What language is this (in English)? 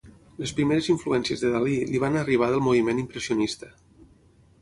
Catalan